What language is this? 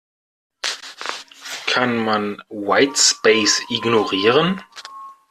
German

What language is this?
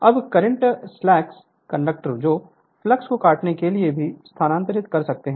Hindi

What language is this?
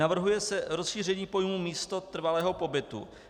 Czech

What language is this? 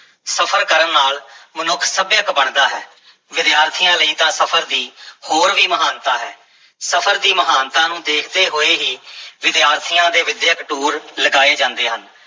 Punjabi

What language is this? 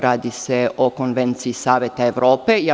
Serbian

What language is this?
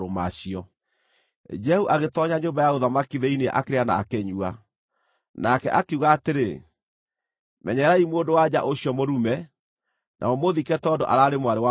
Kikuyu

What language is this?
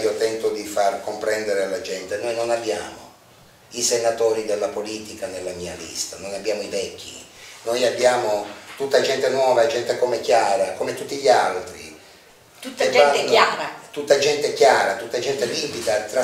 Italian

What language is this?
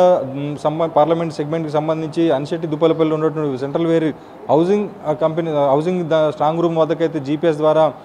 Telugu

